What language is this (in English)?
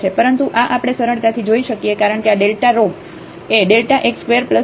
Gujarati